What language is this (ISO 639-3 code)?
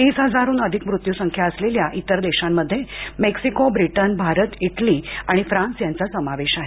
mar